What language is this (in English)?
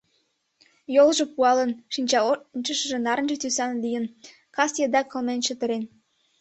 Mari